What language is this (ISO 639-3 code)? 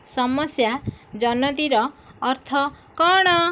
ori